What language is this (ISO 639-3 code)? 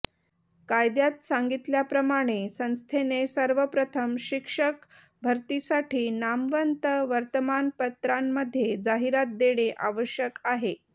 mar